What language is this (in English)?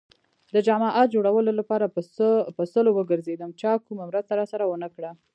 Pashto